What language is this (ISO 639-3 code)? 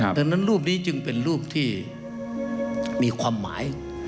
tha